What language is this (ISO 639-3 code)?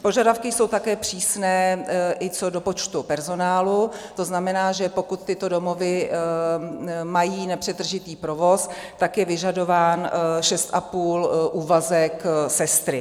ces